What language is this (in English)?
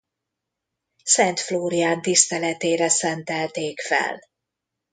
Hungarian